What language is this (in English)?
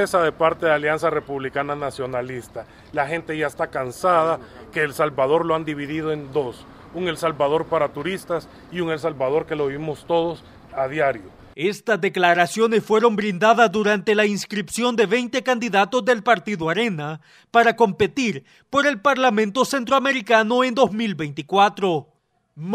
Spanish